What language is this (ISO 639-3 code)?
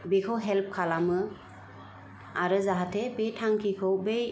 brx